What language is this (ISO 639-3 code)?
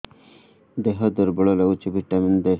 ori